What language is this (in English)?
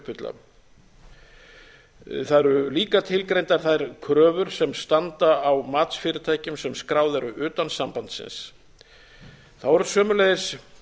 Icelandic